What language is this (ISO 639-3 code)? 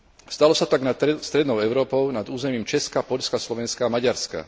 slk